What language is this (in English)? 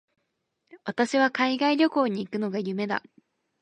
Japanese